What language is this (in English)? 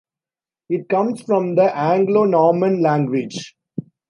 English